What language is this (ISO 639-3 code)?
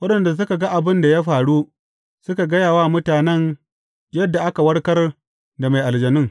hau